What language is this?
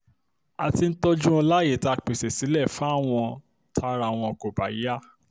Yoruba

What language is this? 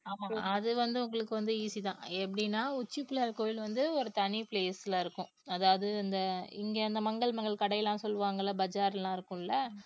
Tamil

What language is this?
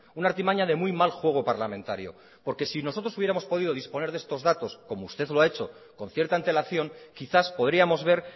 Spanish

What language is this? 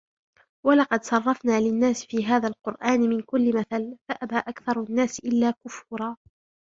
Arabic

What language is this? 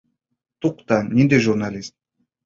Bashkir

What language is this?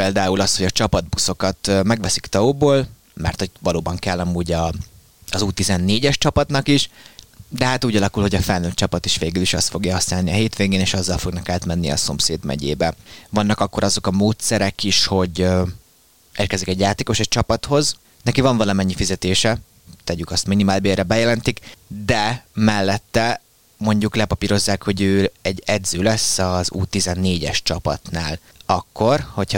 Hungarian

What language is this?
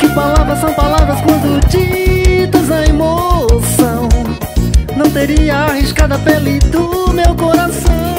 Portuguese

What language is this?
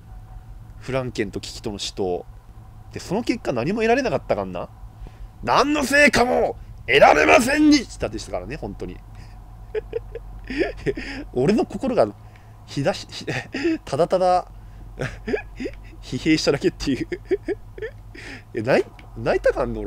Japanese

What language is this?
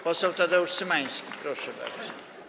Polish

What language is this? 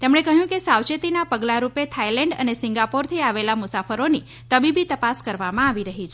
Gujarati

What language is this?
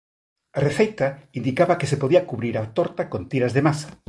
Galician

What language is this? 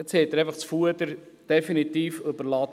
Swiss German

